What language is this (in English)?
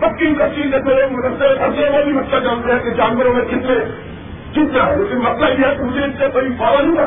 Urdu